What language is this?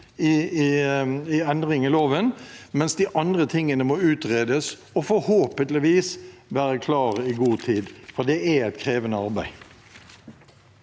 Norwegian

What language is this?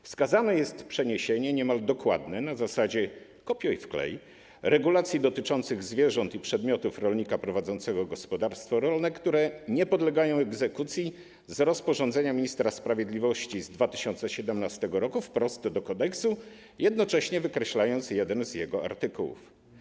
Polish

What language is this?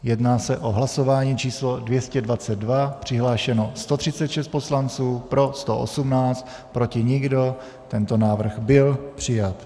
Czech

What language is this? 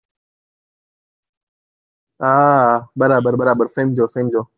Gujarati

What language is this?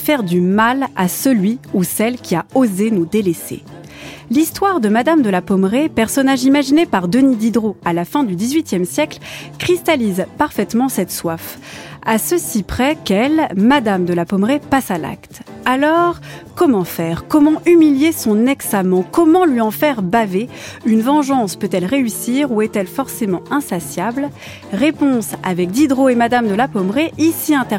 French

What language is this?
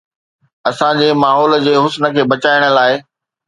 Sindhi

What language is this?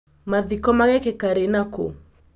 Kikuyu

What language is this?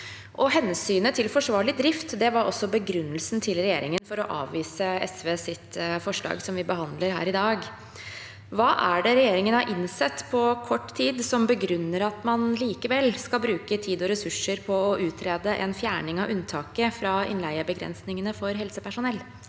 Norwegian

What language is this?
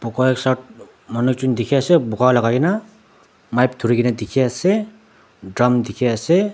Naga Pidgin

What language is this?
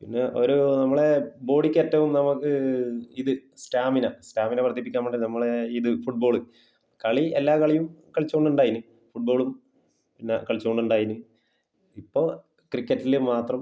Malayalam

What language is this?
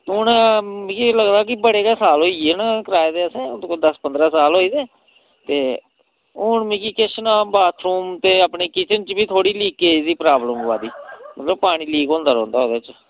Dogri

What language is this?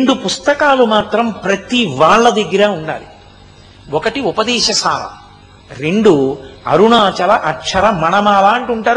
Telugu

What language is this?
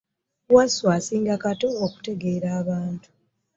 Ganda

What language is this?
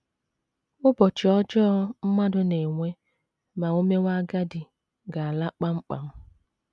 Igbo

